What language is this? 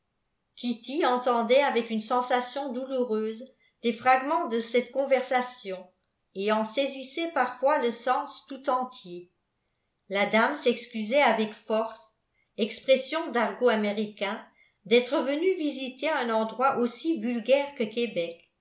French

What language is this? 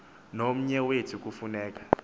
Xhosa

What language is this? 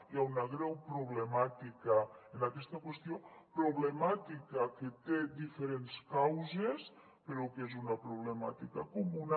Catalan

